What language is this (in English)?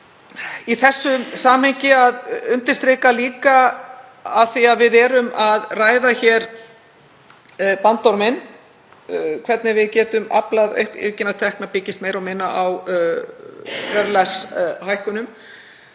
Icelandic